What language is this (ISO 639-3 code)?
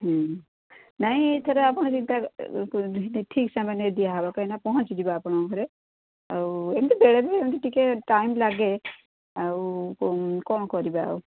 ori